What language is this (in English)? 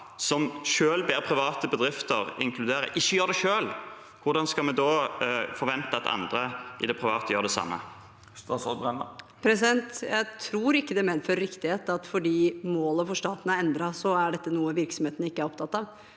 Norwegian